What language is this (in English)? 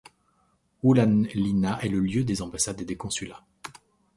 French